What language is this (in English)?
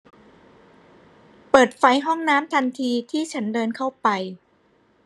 Thai